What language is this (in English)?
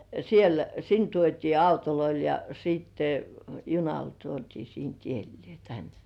Finnish